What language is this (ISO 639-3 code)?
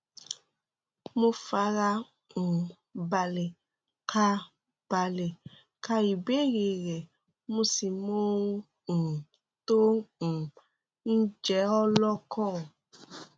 yor